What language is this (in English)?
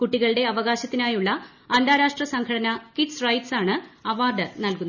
Malayalam